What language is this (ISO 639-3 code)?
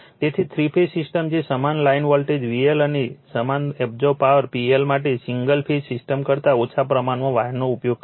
guj